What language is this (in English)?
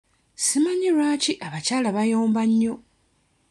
Ganda